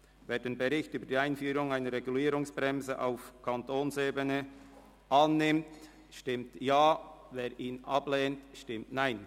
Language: Swiss German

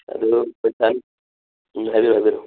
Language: Manipuri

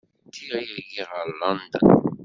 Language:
Kabyle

